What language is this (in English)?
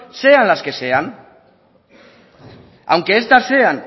Spanish